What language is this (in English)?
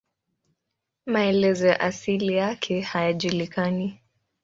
Swahili